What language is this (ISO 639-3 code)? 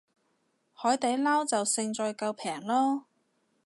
yue